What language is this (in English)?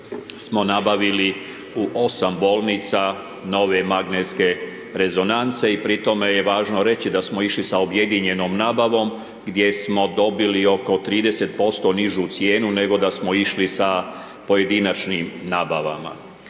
Croatian